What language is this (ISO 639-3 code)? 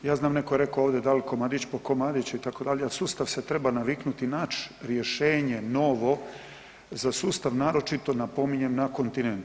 hrv